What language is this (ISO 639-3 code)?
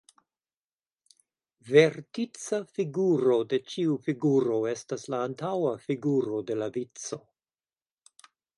epo